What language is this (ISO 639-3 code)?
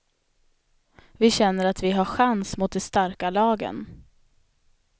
swe